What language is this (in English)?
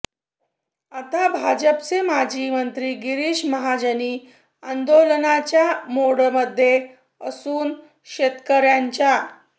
Marathi